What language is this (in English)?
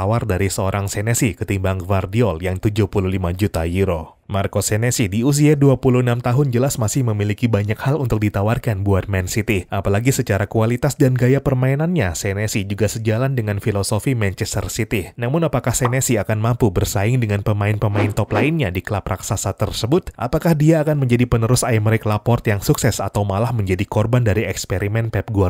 Indonesian